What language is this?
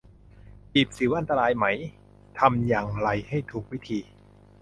Thai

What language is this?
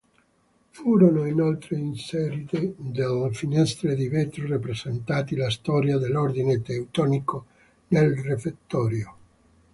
Italian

